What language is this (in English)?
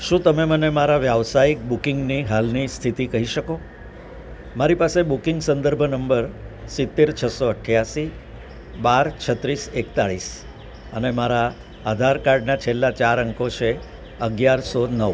Gujarati